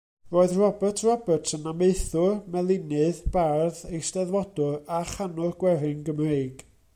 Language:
Welsh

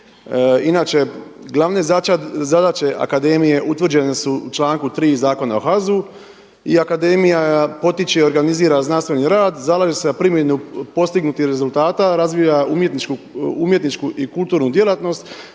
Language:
Croatian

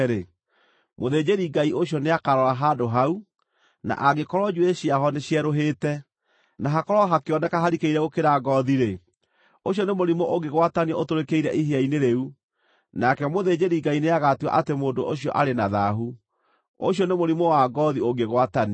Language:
Kikuyu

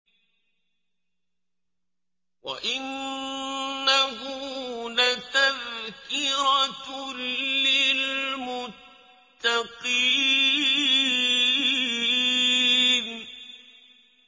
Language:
Arabic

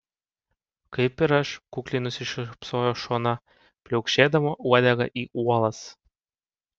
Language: Lithuanian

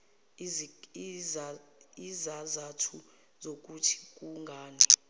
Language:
Zulu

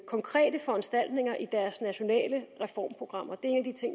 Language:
Danish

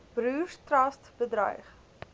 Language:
Afrikaans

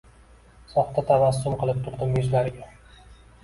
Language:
Uzbek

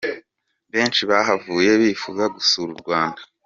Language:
Kinyarwanda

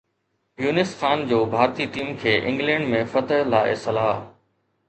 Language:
Sindhi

